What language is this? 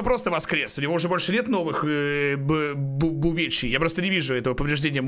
Russian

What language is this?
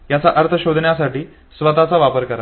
Marathi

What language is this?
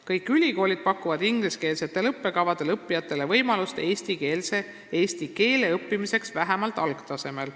Estonian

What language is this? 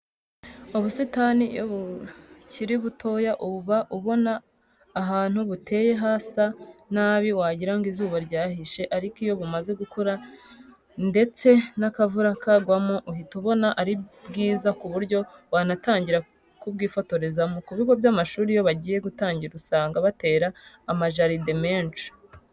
Kinyarwanda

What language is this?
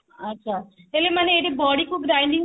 Odia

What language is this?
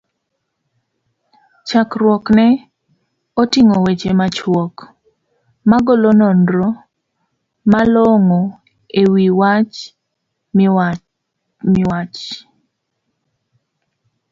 Luo (Kenya and Tanzania)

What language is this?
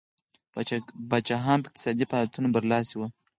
Pashto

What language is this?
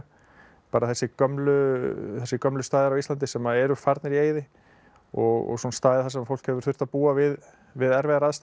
Icelandic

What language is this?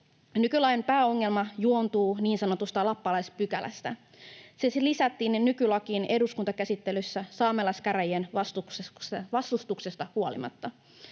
Finnish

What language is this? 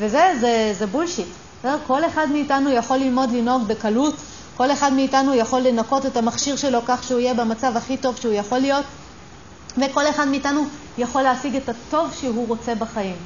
Hebrew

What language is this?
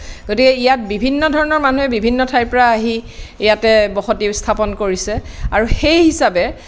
Assamese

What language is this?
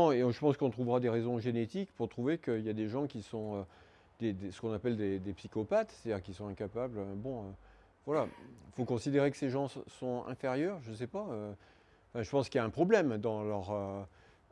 French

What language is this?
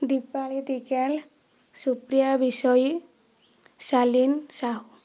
Odia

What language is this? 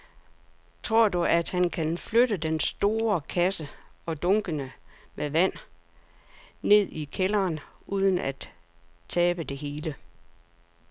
Danish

